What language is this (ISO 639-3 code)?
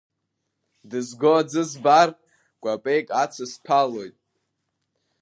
abk